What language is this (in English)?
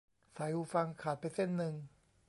Thai